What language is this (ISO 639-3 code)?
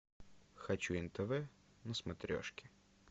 rus